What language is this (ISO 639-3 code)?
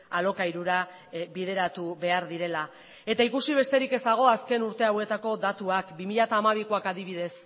eus